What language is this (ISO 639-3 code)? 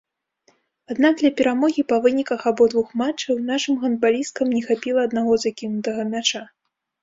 bel